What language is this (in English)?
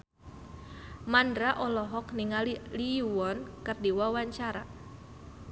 Sundanese